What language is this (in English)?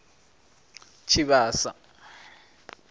Venda